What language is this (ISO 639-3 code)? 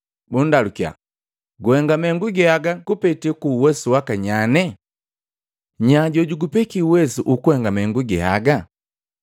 mgv